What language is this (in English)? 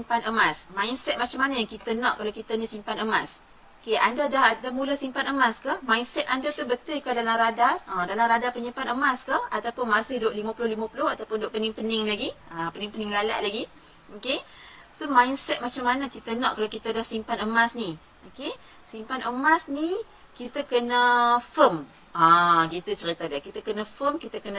Malay